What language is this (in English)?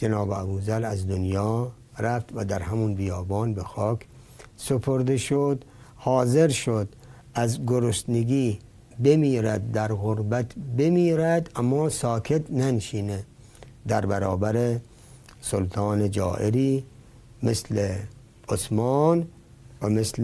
Persian